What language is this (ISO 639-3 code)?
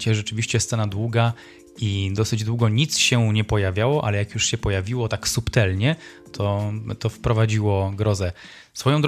pol